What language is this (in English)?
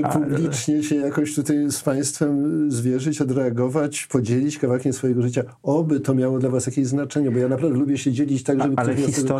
Polish